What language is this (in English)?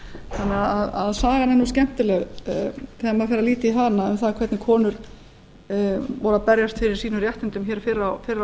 Icelandic